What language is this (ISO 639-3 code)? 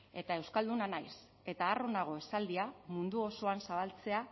eus